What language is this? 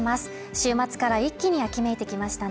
Japanese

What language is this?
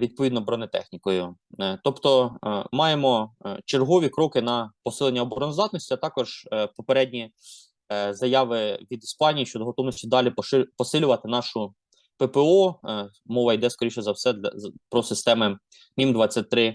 Ukrainian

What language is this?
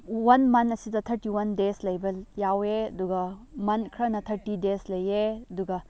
Manipuri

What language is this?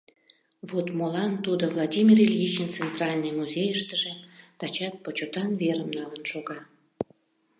Mari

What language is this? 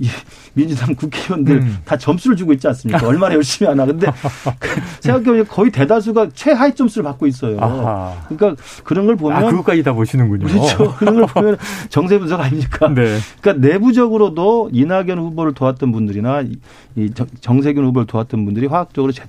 Korean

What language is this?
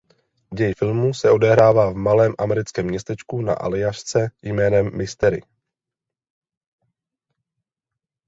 Czech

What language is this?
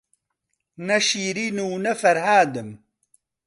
Central Kurdish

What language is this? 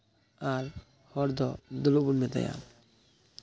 Santali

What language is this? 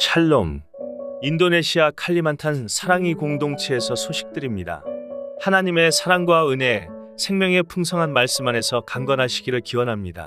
Korean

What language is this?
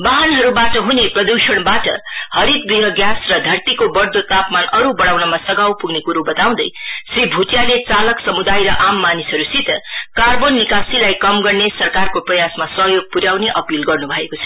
Nepali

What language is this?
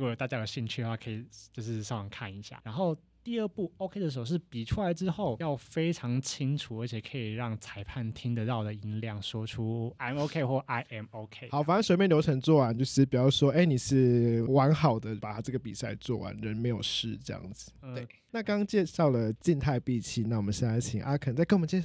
Chinese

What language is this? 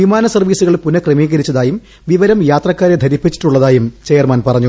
Malayalam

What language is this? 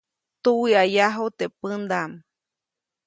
Copainalá Zoque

